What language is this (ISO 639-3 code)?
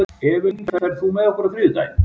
isl